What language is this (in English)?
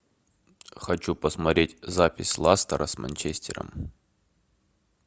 Russian